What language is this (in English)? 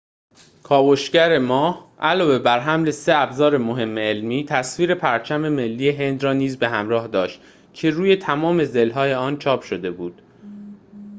Persian